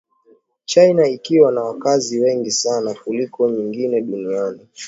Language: Swahili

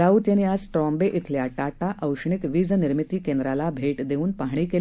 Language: Marathi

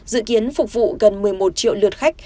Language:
Vietnamese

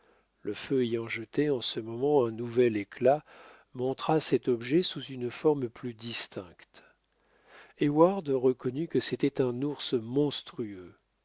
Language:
French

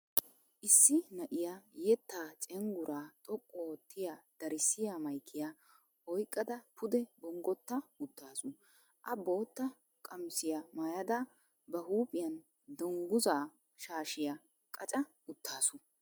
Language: Wolaytta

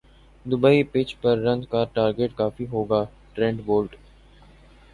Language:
Urdu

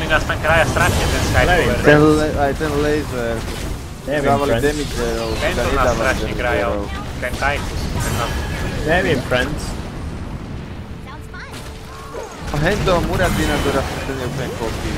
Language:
Slovak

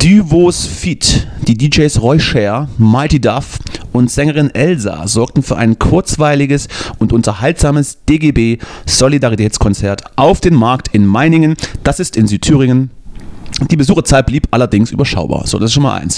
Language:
German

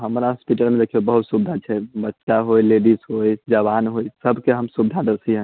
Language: Maithili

